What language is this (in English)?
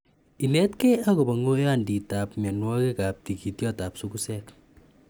Kalenjin